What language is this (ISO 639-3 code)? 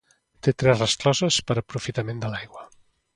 cat